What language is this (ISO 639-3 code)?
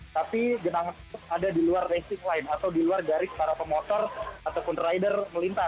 ind